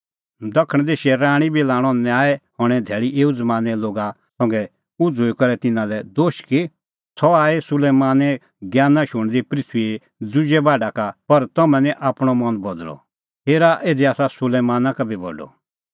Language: Kullu Pahari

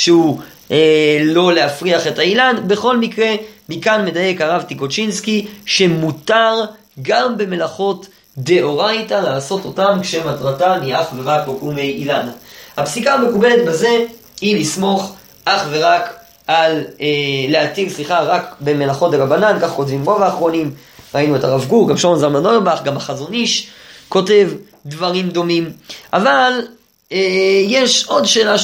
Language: Hebrew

